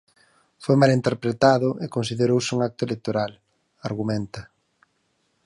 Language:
Galician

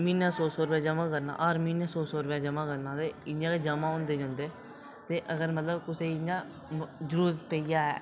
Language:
Dogri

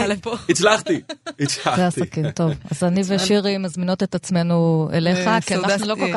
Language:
Hebrew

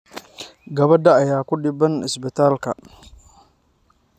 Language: Somali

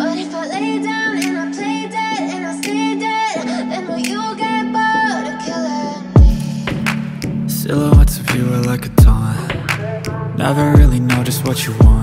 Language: Polish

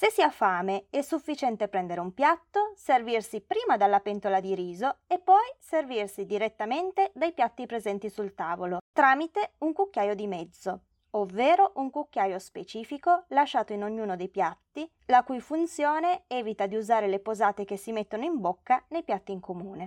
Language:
Italian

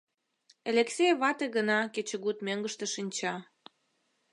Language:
Mari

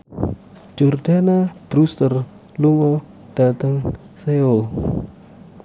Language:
Javanese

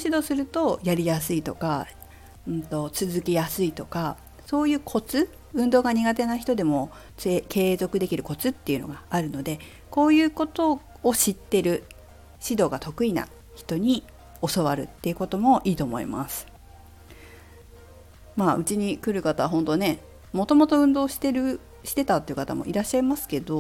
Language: Japanese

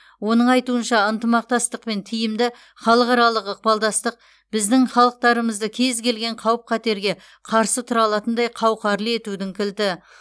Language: Kazakh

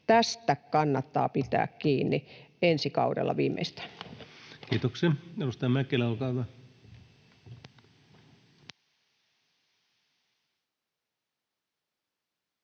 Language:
Finnish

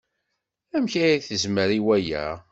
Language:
Kabyle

